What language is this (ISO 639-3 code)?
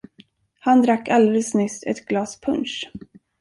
swe